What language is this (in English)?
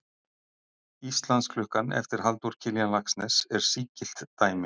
Icelandic